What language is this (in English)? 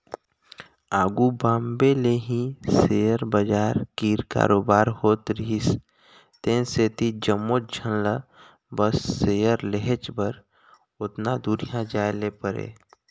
Chhattisgarhi